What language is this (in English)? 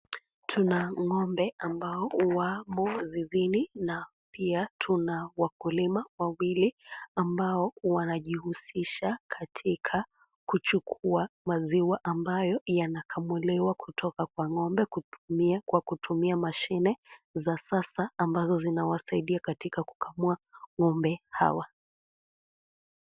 Swahili